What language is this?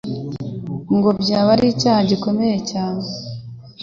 Kinyarwanda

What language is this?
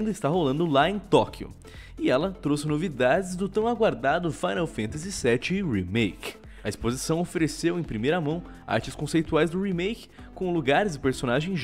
Portuguese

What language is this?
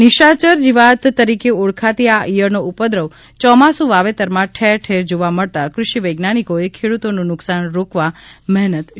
Gujarati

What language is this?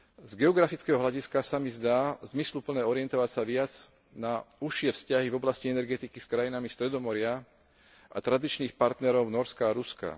Slovak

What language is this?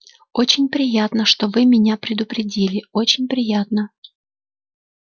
Russian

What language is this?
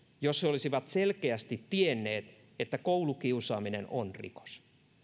Finnish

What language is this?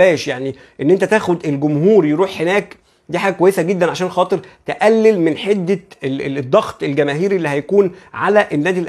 Arabic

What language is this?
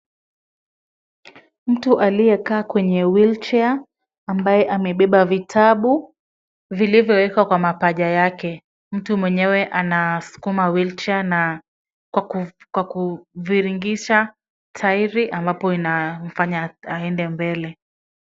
Swahili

